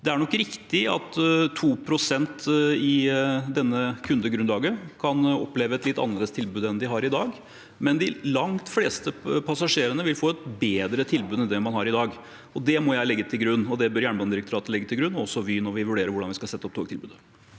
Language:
Norwegian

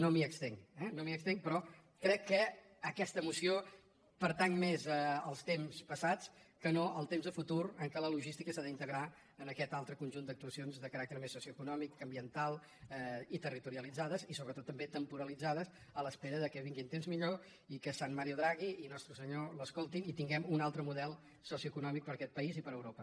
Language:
Catalan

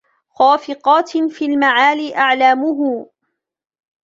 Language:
Arabic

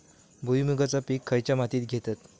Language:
Marathi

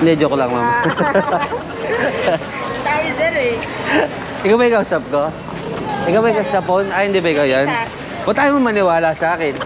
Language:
Filipino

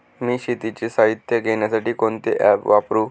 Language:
Marathi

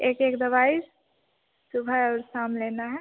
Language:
Hindi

